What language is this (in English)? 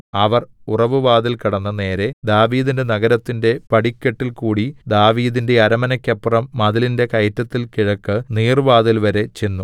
Malayalam